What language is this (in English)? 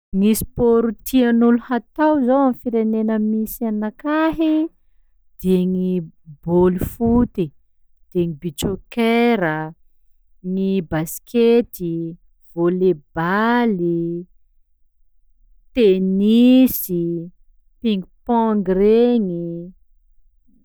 Sakalava Malagasy